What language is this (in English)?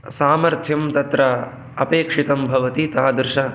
Sanskrit